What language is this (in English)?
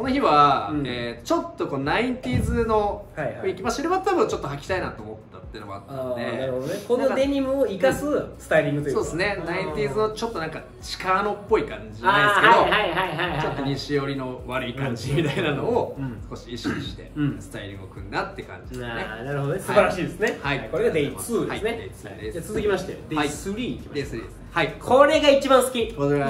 Japanese